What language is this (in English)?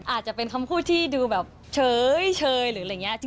Thai